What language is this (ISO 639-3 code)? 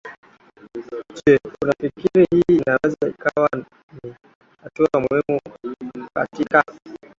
swa